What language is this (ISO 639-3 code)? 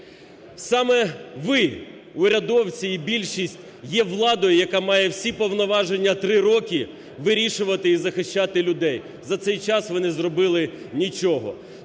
ukr